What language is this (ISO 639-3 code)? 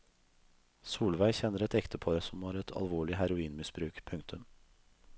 nor